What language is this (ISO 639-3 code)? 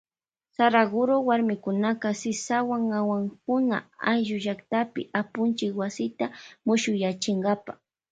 qvj